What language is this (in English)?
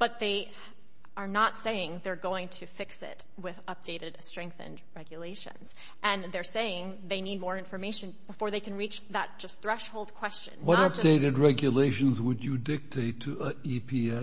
English